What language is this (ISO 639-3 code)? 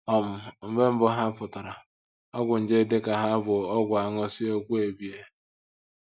ibo